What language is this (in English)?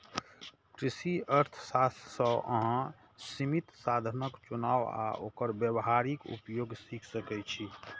Maithili